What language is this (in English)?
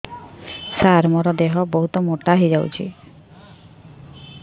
Odia